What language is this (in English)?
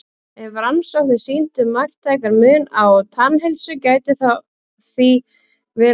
Icelandic